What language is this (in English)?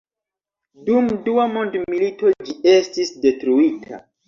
Esperanto